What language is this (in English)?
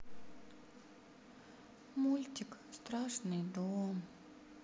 Russian